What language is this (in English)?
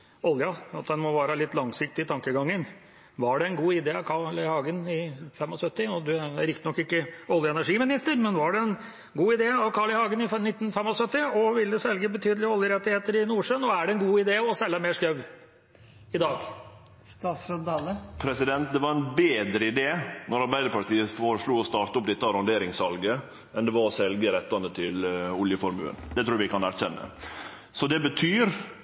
Norwegian